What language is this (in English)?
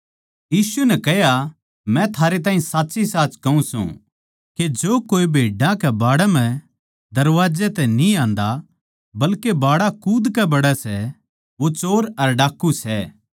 Haryanvi